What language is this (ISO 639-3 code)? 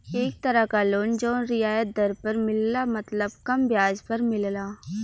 bho